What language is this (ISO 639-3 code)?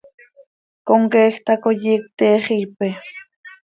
sei